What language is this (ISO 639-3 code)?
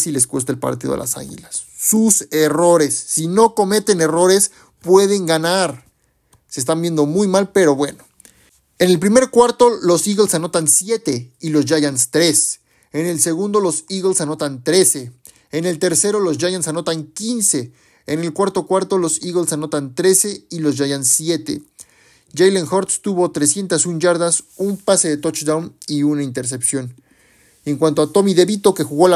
spa